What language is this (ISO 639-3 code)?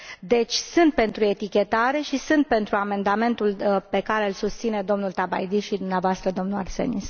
ron